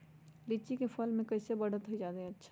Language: Magahi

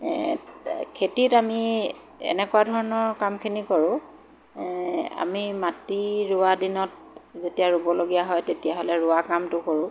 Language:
Assamese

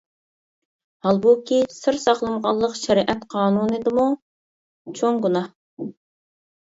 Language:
Uyghur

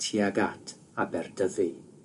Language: Welsh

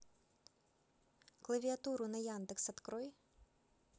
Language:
Russian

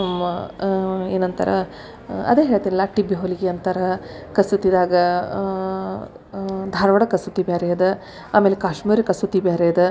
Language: Kannada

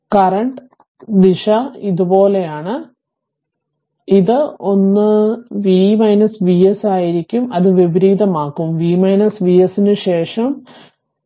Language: Malayalam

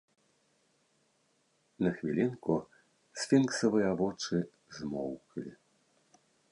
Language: Belarusian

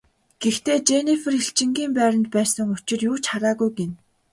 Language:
Mongolian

